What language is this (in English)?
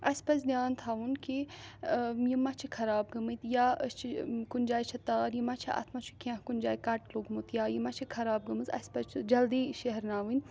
Kashmiri